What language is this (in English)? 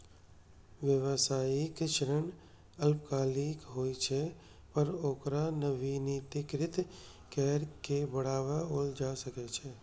Maithili